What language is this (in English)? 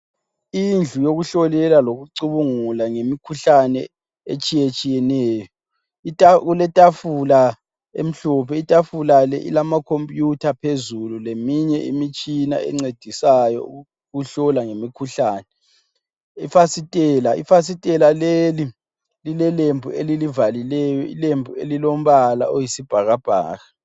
North Ndebele